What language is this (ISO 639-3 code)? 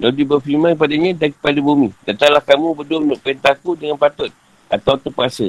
msa